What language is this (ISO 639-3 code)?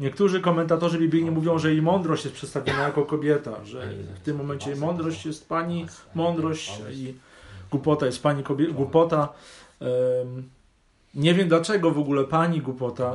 pol